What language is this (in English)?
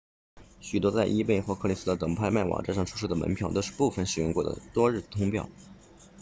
Chinese